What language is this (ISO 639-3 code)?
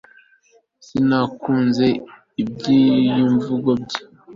kin